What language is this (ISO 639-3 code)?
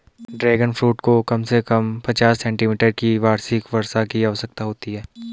hin